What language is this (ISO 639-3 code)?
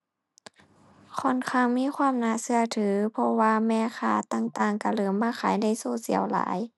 tha